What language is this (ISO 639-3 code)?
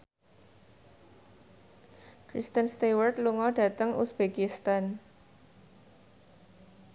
jav